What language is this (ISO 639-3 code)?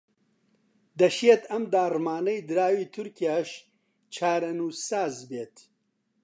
ckb